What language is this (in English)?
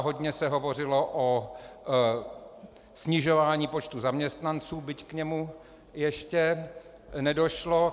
Czech